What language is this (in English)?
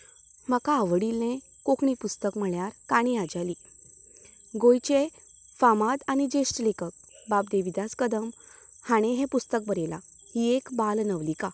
Konkani